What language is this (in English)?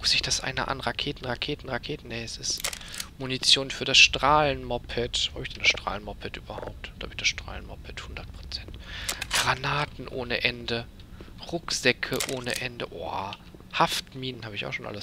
German